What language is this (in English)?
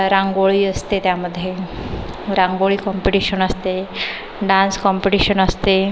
Marathi